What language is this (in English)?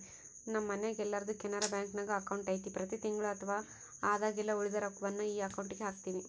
Kannada